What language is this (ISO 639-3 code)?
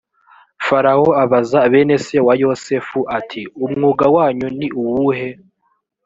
kin